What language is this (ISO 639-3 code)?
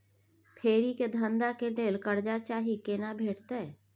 mai